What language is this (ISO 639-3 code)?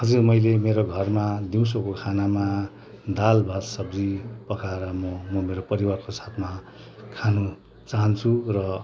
nep